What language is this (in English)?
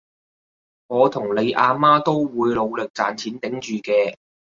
Cantonese